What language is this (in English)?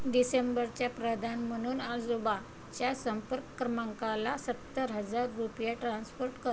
Marathi